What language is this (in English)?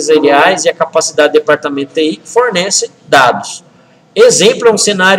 Portuguese